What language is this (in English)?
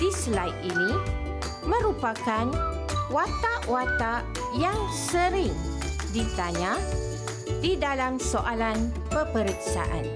Malay